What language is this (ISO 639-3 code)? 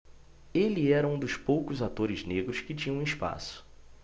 por